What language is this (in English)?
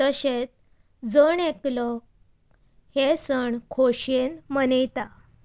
Konkani